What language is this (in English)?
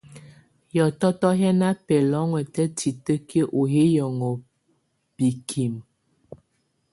Tunen